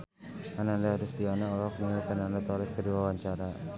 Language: Sundanese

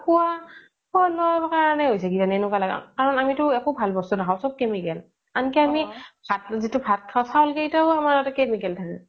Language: Assamese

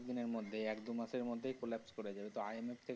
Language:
Bangla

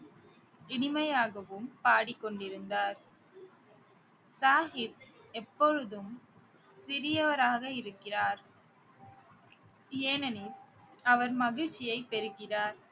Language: Tamil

